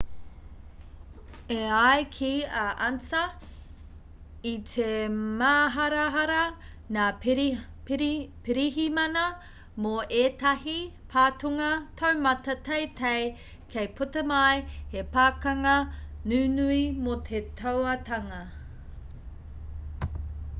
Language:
Māori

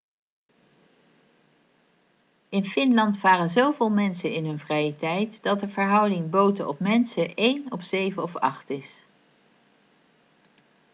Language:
Dutch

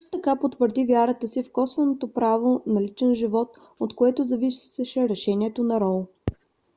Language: Bulgarian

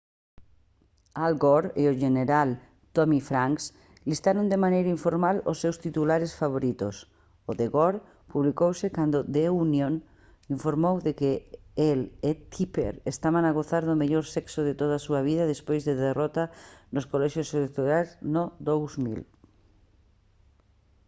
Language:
Galician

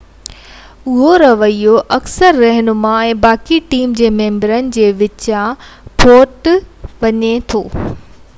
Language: Sindhi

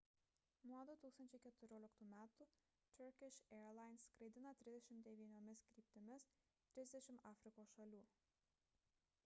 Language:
Lithuanian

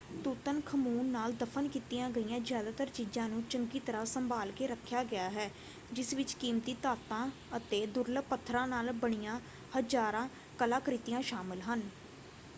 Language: Punjabi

